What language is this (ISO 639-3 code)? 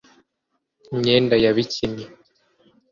kin